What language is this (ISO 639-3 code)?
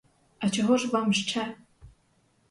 ukr